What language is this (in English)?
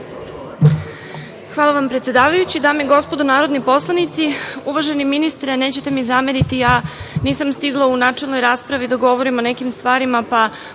Serbian